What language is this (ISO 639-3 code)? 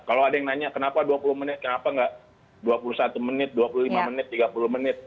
ind